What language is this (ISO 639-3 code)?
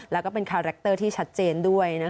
tha